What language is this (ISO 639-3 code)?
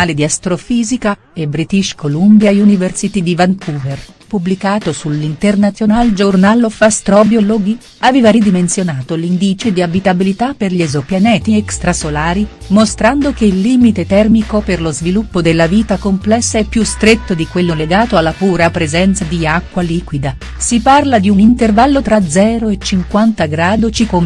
ita